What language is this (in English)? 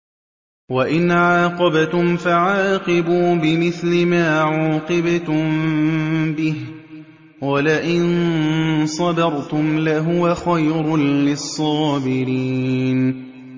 Arabic